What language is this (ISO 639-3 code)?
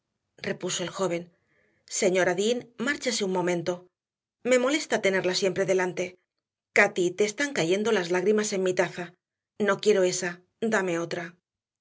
spa